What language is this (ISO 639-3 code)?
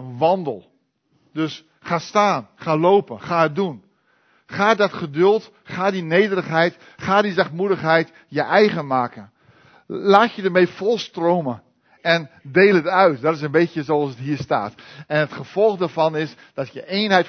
nld